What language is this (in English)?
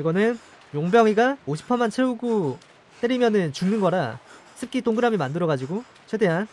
Korean